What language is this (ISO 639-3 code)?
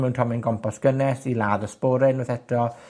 cym